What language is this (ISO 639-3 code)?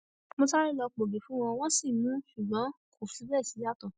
yor